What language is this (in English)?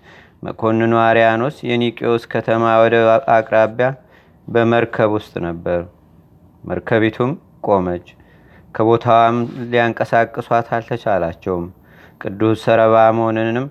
Amharic